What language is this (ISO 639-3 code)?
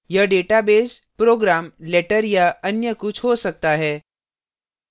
hin